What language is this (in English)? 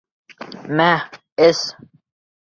Bashkir